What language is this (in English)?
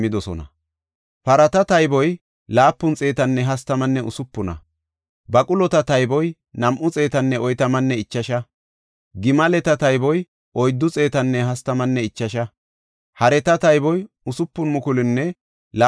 Gofa